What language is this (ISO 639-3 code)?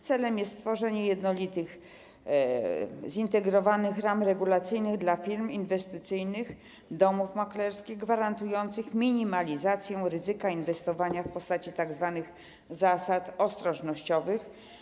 pol